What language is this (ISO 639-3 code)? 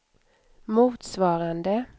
swe